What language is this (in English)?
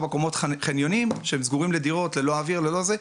Hebrew